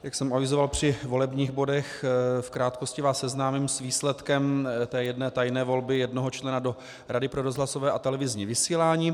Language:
Czech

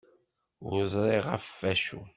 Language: Kabyle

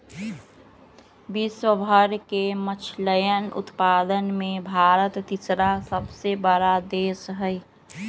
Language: Magahi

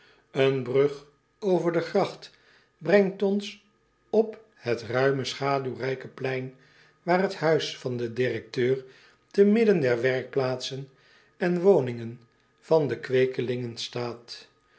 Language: Dutch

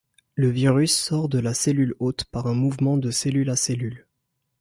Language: French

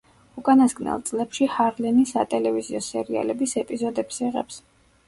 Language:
Georgian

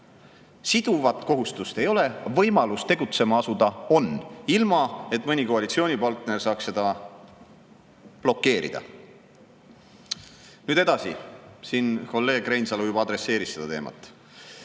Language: Estonian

